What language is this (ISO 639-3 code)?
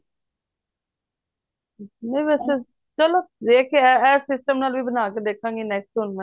pan